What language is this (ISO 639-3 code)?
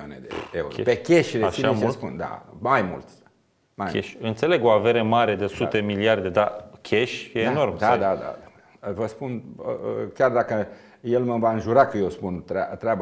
ron